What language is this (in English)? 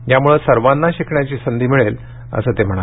Marathi